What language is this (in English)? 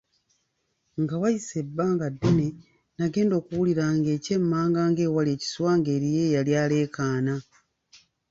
Ganda